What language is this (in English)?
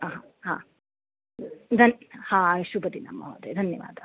Sanskrit